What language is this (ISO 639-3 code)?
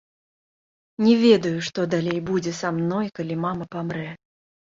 bel